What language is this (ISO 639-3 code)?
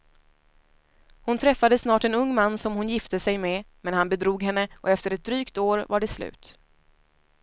swe